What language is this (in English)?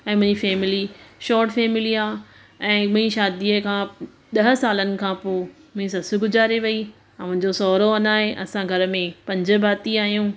Sindhi